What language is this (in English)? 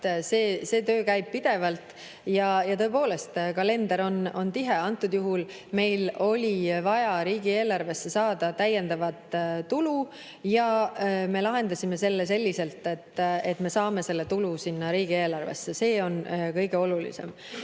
Estonian